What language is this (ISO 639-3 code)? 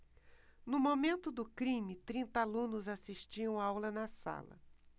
por